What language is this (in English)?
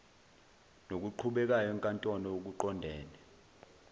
Zulu